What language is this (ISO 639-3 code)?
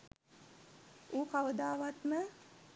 sin